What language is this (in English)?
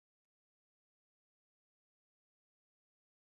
Basque